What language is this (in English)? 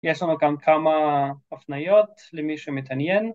Hebrew